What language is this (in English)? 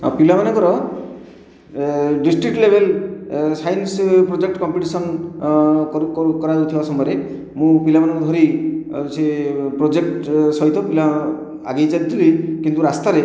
Odia